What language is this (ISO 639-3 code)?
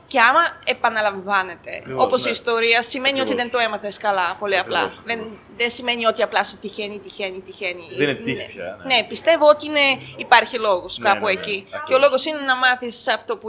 ell